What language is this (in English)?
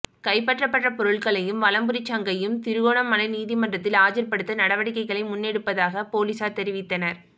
Tamil